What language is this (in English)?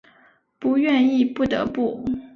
Chinese